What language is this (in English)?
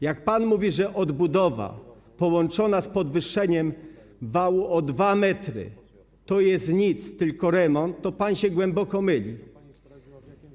Polish